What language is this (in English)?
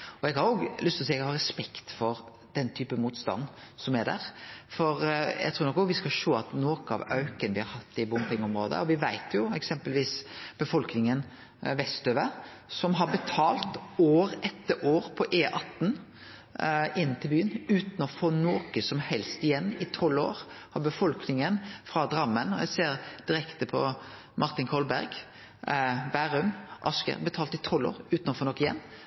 Norwegian Nynorsk